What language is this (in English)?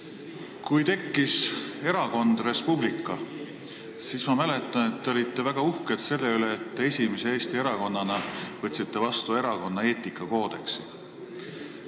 Estonian